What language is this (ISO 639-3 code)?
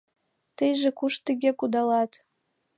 chm